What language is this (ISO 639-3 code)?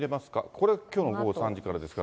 jpn